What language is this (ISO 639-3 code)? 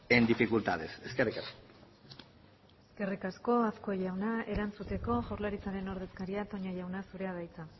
eus